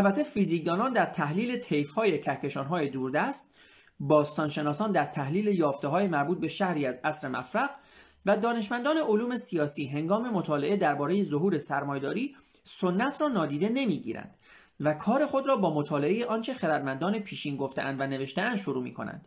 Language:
Persian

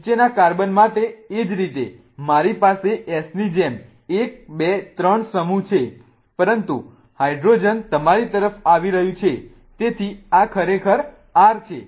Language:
Gujarati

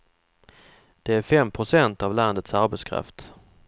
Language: Swedish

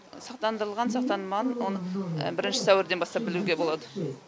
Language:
Kazakh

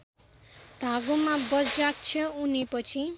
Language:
Nepali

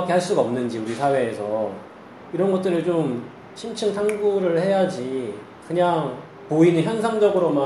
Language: Korean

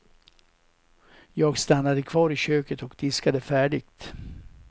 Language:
Swedish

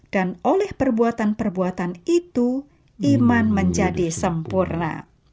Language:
Indonesian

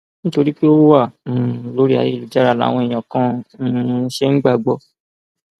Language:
Yoruba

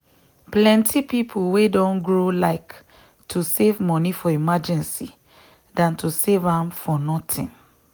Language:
Nigerian Pidgin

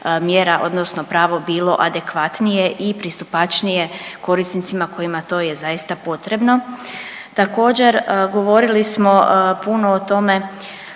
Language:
Croatian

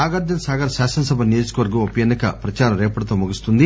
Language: Telugu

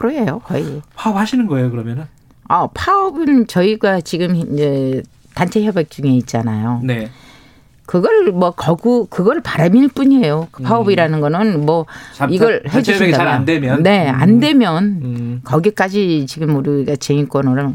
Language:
Korean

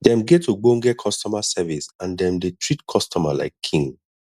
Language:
Nigerian Pidgin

